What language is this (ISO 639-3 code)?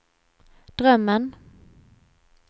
swe